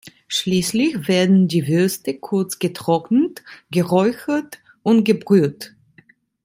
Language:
German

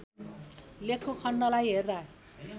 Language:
Nepali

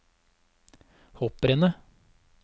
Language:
Norwegian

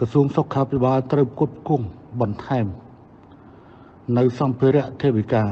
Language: Thai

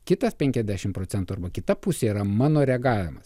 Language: Lithuanian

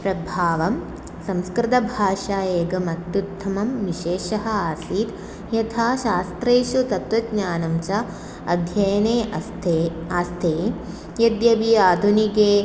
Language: Sanskrit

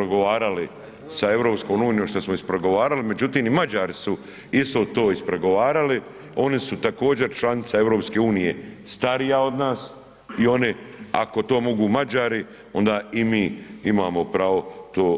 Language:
Croatian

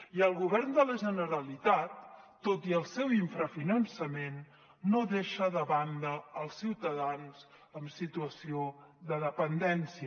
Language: Catalan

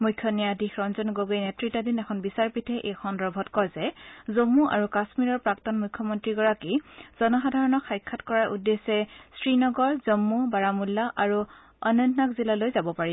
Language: Assamese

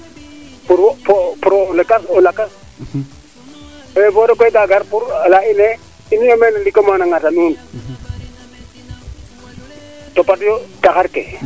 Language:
Serer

